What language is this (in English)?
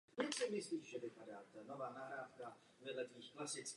Czech